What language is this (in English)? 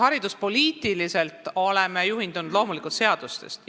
Estonian